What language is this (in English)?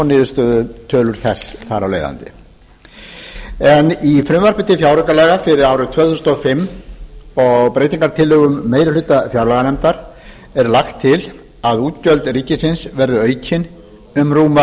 Icelandic